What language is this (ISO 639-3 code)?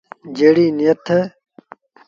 sbn